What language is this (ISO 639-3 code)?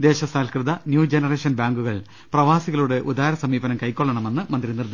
mal